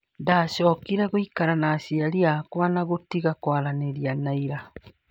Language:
Kikuyu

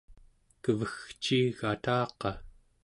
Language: Central Yupik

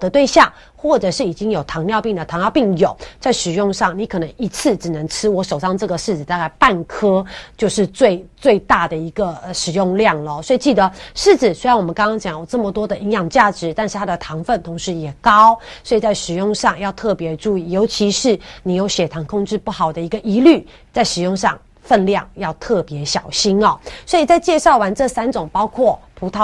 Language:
Chinese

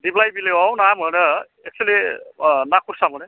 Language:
Bodo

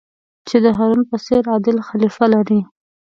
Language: Pashto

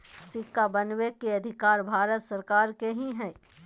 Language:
Magahi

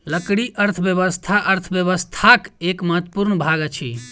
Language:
Maithili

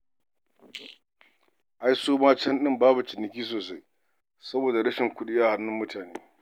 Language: Hausa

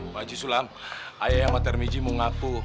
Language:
Indonesian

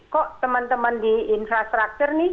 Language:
Indonesian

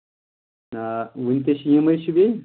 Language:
Kashmiri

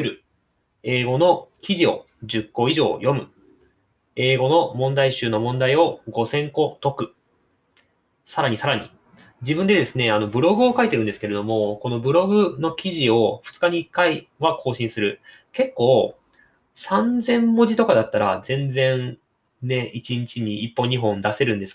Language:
Japanese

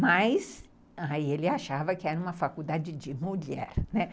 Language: Portuguese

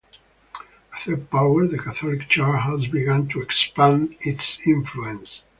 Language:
English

